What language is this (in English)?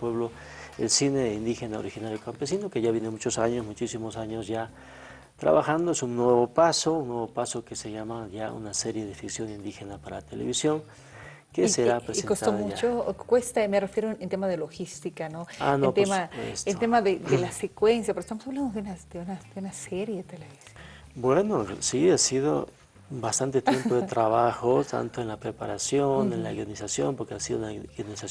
Spanish